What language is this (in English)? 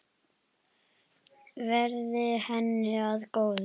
Icelandic